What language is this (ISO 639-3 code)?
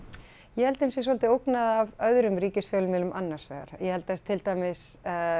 isl